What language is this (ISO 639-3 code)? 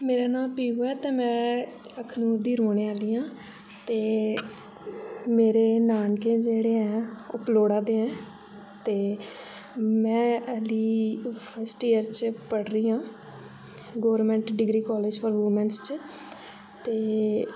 doi